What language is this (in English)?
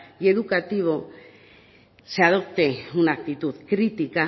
Spanish